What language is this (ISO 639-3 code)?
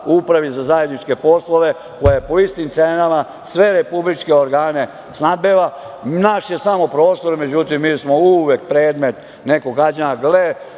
srp